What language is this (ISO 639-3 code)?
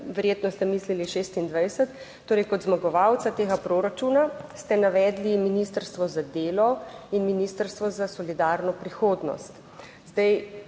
slv